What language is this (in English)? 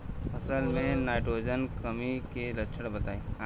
Bhojpuri